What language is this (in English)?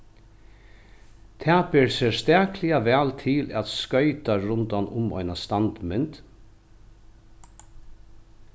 Faroese